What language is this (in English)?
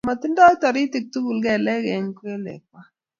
Kalenjin